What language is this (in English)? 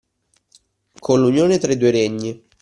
Italian